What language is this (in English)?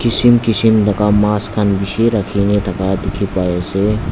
Naga Pidgin